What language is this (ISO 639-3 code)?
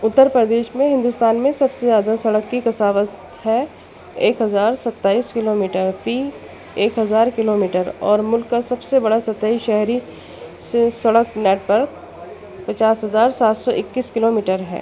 urd